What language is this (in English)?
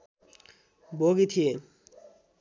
Nepali